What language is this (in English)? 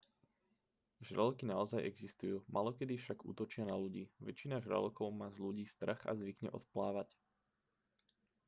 Slovak